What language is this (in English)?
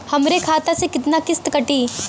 Bhojpuri